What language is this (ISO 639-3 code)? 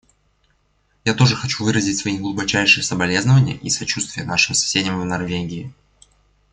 rus